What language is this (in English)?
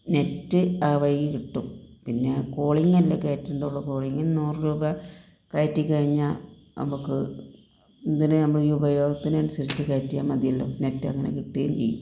Malayalam